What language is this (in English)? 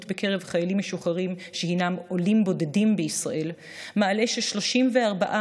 Hebrew